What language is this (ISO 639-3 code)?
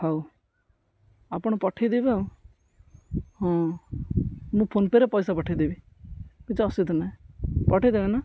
ori